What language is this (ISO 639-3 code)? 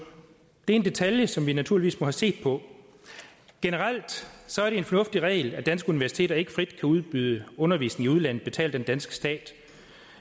dan